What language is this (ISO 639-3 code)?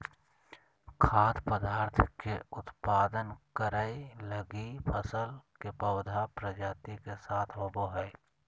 mag